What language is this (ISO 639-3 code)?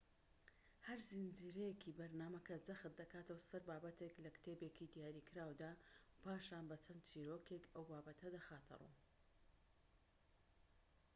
ckb